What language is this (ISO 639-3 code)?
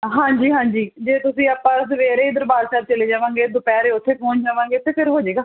pan